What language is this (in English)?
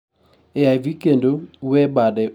Luo (Kenya and Tanzania)